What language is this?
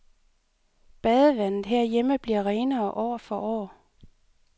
Danish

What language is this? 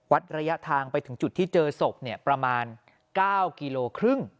Thai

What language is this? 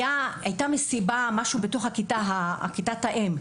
Hebrew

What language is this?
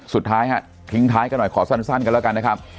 Thai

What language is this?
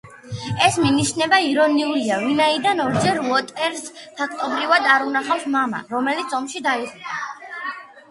Georgian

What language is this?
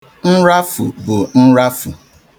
Igbo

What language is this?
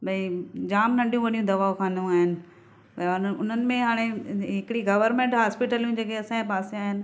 Sindhi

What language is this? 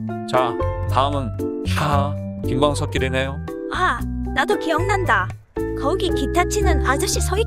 Korean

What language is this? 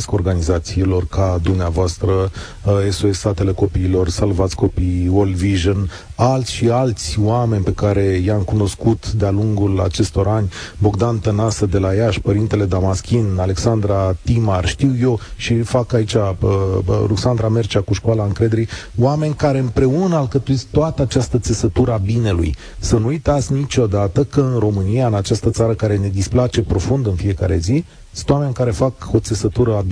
Romanian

